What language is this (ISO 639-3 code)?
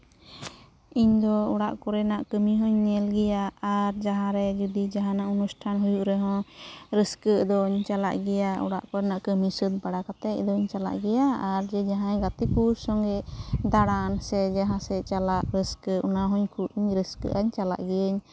sat